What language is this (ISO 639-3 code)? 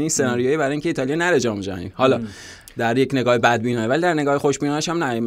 fas